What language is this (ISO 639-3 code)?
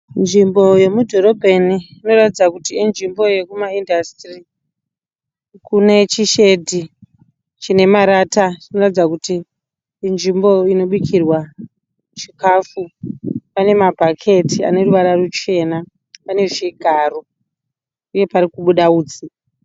sna